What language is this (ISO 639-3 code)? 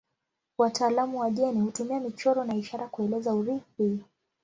swa